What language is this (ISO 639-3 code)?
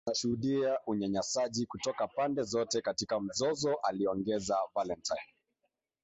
swa